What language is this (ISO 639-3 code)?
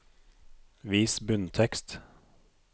nor